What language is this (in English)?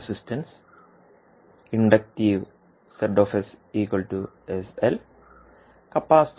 Malayalam